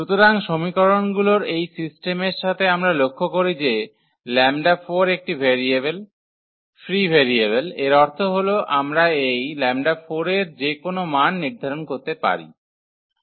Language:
Bangla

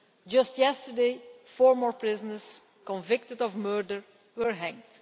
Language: English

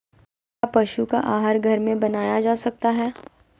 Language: Magahi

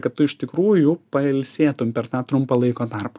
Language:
Lithuanian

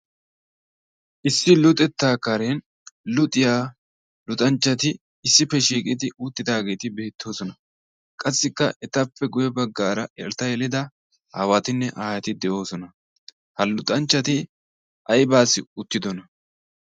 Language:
Wolaytta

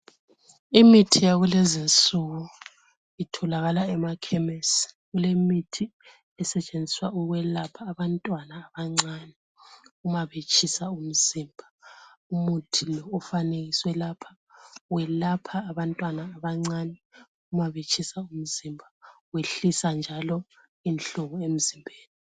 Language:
North Ndebele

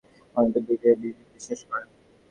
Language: Bangla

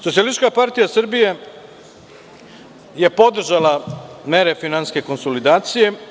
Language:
Serbian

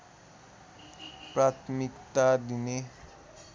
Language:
Nepali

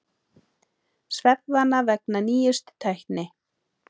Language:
Icelandic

